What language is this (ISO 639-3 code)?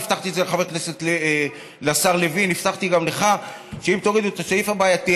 heb